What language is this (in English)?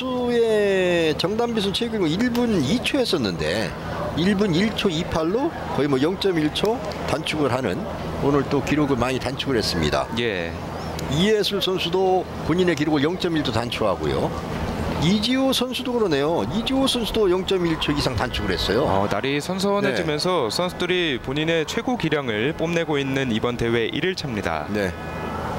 Korean